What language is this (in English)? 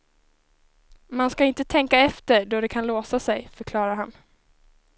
Swedish